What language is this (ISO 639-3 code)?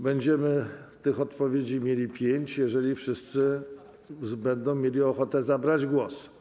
pol